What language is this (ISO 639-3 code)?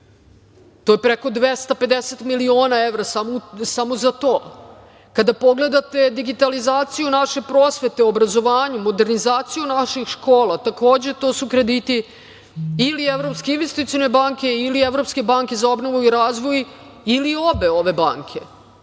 srp